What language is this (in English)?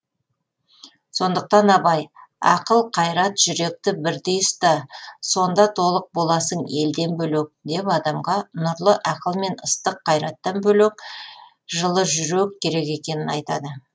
Kazakh